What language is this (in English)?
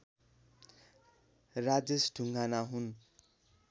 Nepali